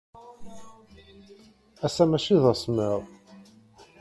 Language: Kabyle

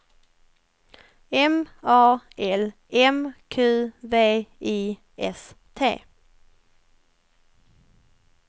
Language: Swedish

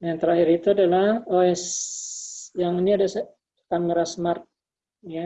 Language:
Indonesian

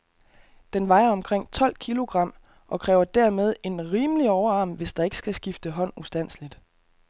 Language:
Danish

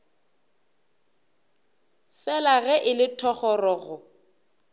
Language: Northern Sotho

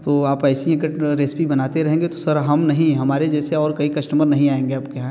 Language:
Hindi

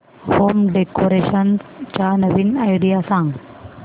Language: Marathi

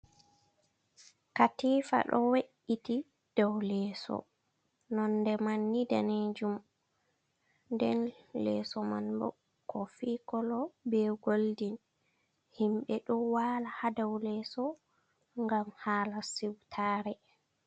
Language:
Fula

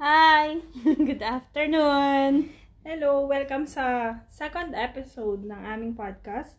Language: Filipino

